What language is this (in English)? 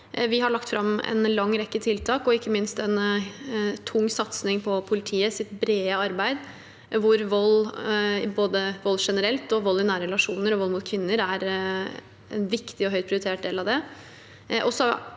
Norwegian